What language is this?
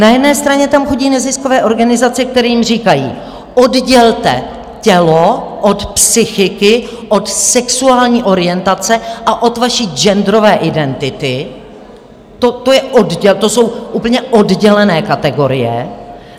Czech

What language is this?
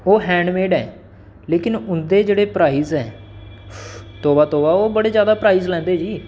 Dogri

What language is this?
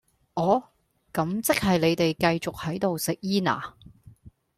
Cantonese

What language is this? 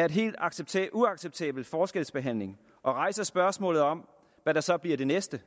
Danish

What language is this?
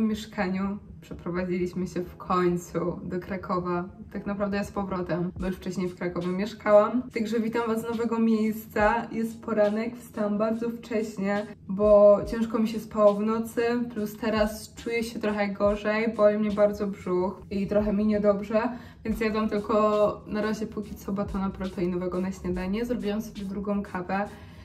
Polish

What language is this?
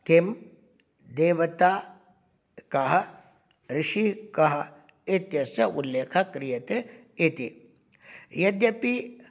Sanskrit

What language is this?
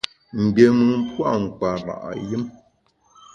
Bamun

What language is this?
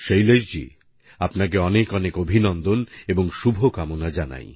Bangla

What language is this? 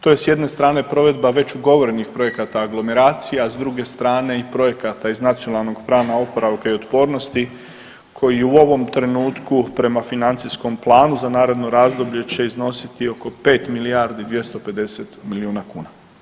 Croatian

